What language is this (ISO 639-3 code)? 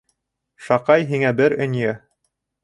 bak